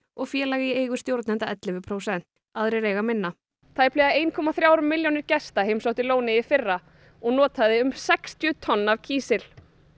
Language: Icelandic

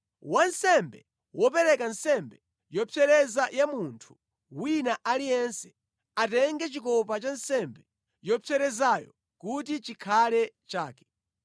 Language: Nyanja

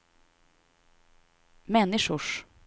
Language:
Swedish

